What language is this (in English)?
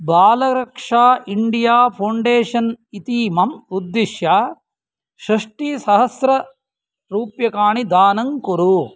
Sanskrit